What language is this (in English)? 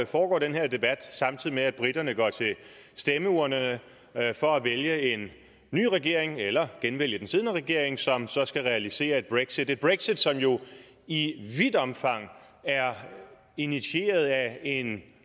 Danish